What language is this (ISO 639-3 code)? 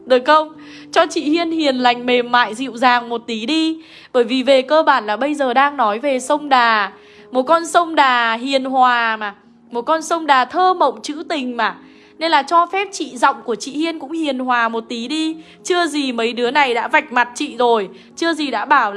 vie